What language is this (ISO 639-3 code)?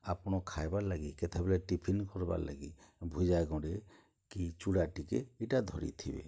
ori